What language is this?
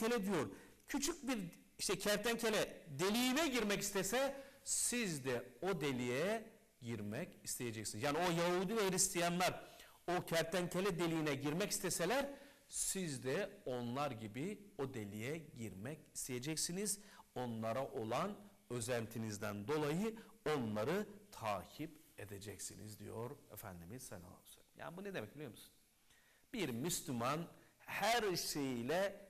Turkish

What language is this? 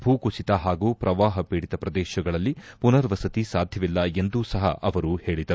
Kannada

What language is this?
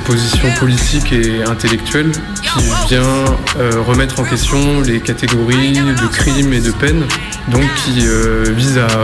French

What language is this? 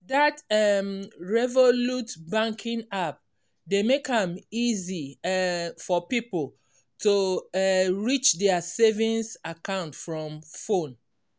Nigerian Pidgin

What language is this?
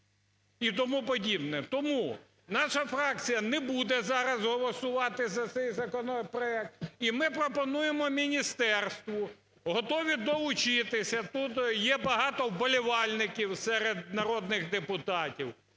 Ukrainian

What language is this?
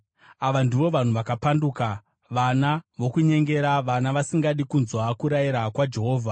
Shona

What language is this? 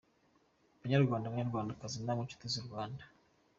Kinyarwanda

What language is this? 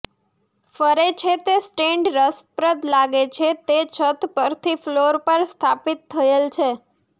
Gujarati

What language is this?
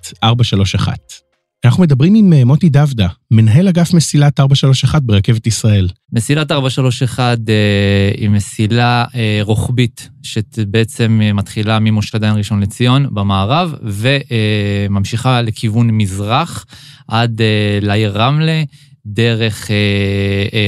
Hebrew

